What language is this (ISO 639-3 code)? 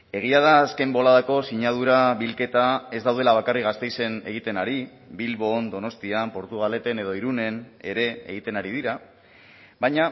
eus